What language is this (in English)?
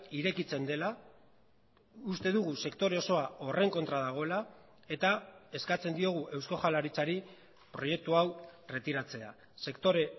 Basque